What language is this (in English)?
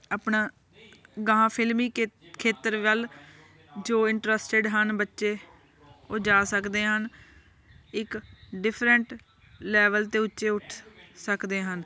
Punjabi